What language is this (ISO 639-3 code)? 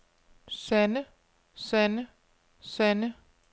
dan